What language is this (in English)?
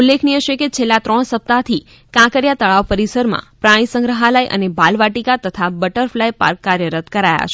Gujarati